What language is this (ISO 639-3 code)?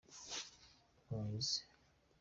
kin